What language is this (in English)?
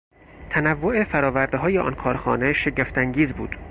Persian